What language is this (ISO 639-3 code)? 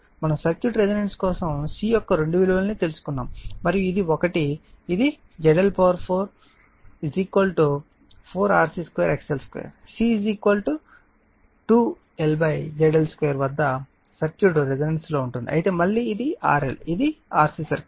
tel